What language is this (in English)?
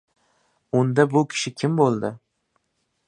Uzbek